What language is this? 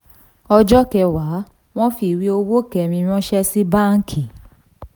Yoruba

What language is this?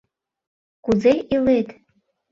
Mari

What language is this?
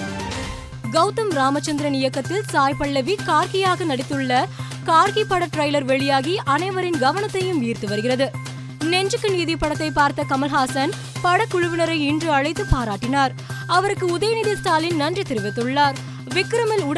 Tamil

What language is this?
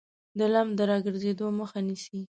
Pashto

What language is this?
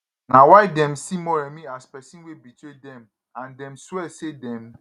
Nigerian Pidgin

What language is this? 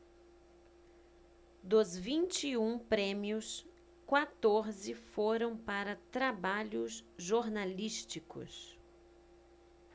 Portuguese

